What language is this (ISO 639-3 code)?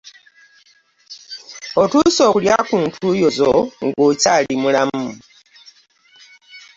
lug